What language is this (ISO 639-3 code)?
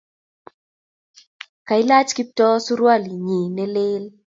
kln